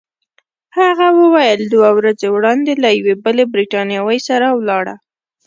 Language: Pashto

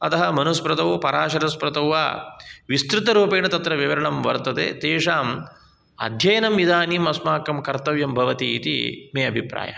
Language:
Sanskrit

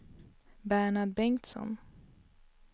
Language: Swedish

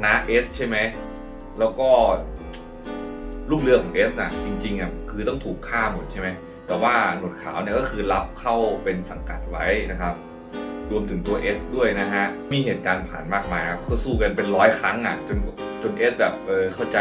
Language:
Thai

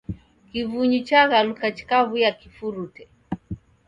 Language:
Taita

